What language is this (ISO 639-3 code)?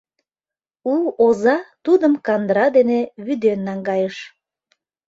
chm